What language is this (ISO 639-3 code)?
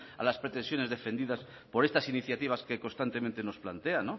spa